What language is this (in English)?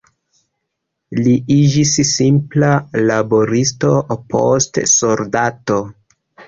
Esperanto